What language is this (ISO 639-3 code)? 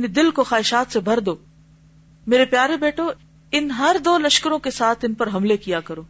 urd